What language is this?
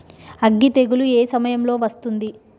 Telugu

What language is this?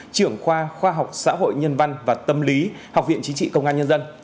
Vietnamese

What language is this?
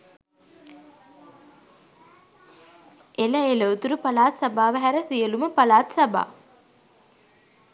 Sinhala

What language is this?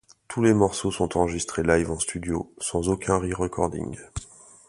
French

